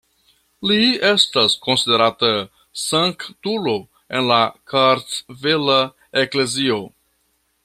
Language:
Esperanto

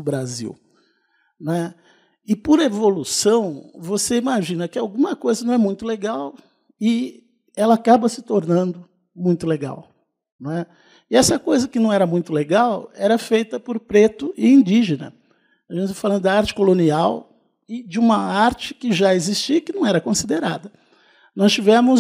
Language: Portuguese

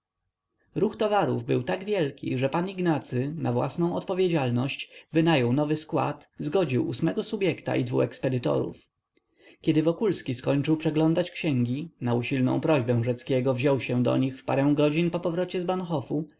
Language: Polish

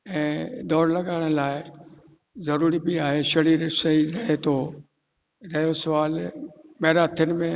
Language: Sindhi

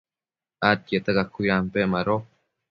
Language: Matsés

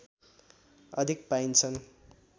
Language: Nepali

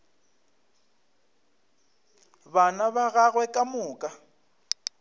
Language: Northern Sotho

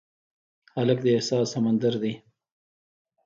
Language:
Pashto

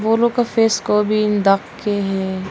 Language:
Hindi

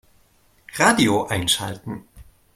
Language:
German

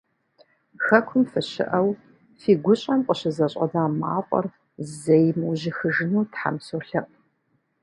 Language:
Kabardian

